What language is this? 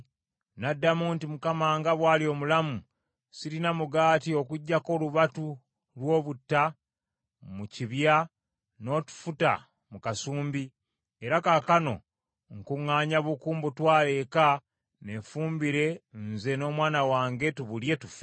Ganda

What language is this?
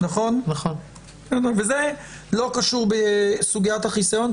Hebrew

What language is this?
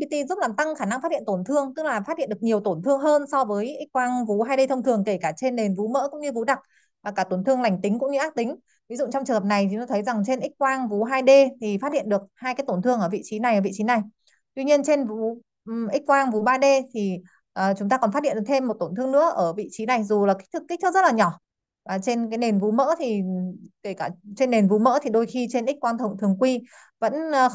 Vietnamese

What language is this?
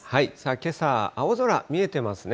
Japanese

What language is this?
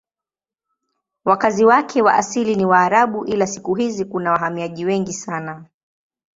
Swahili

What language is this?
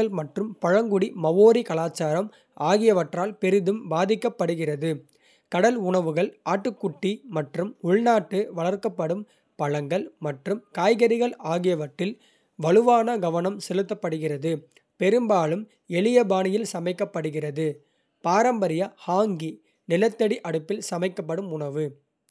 Kota (India)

